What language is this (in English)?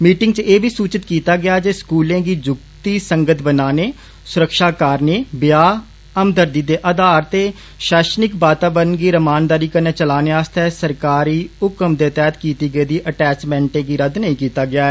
Dogri